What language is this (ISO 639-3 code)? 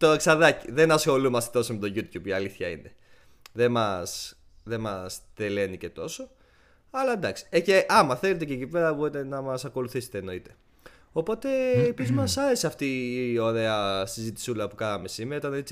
ell